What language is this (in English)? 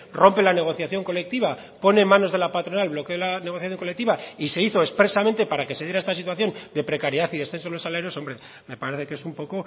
Spanish